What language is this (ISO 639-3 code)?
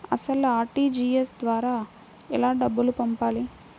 tel